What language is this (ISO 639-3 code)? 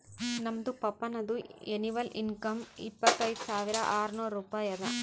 kan